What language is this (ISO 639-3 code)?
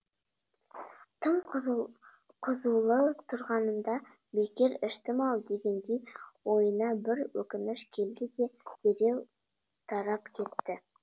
kaz